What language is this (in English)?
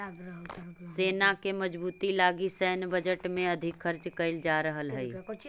Magahi